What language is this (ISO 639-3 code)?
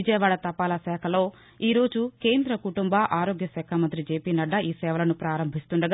tel